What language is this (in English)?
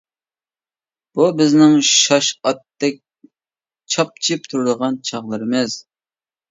Uyghur